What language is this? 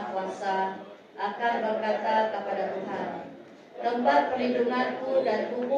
Malay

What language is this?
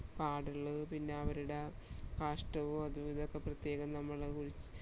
Malayalam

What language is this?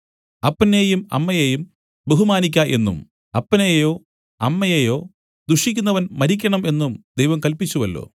Malayalam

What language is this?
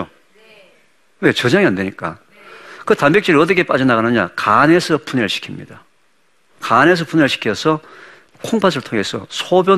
Korean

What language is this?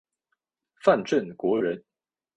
Chinese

